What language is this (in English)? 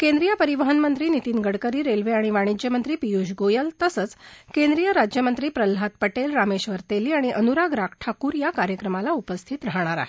Marathi